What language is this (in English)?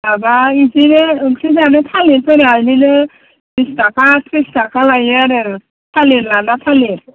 Bodo